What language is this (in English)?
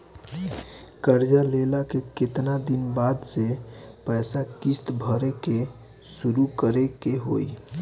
Bhojpuri